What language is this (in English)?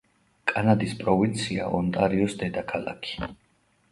Georgian